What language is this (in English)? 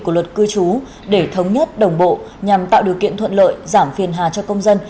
Vietnamese